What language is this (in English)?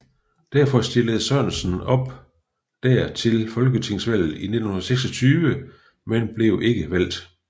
Danish